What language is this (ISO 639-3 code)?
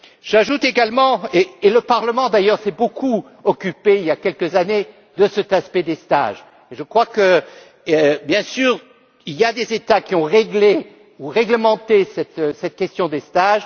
fra